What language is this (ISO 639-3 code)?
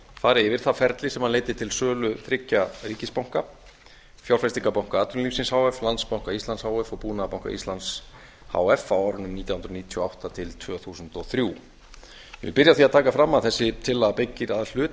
isl